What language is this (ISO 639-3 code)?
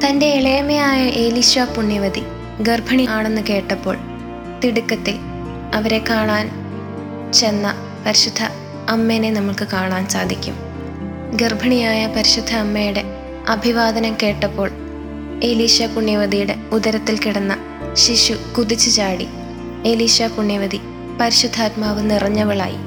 mal